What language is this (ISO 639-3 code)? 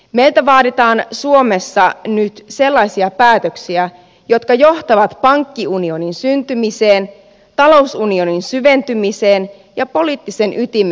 fin